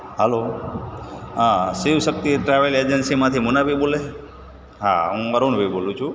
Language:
Gujarati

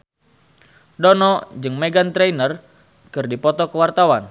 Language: Sundanese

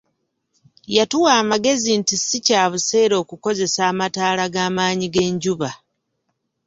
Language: Ganda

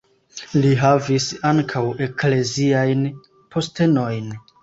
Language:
Esperanto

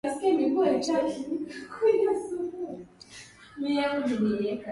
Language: Swahili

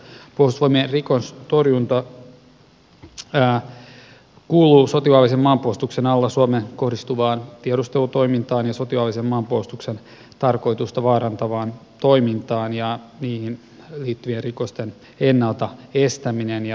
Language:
Finnish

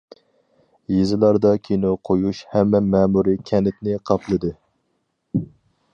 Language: Uyghur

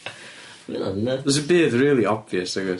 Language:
Welsh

